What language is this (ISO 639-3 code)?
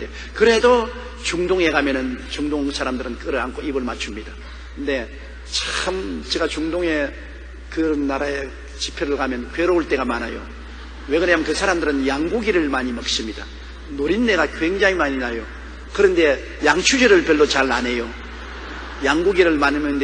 kor